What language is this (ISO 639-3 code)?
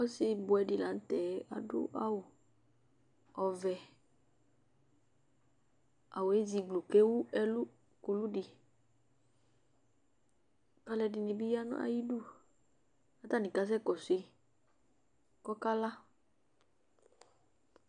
kpo